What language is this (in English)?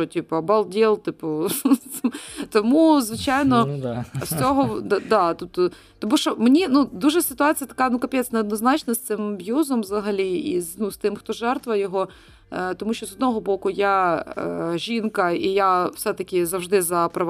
Ukrainian